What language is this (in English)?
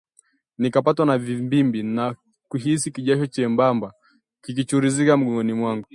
Swahili